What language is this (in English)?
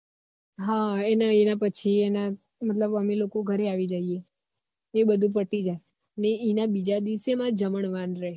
Gujarati